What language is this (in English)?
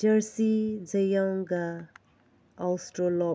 Manipuri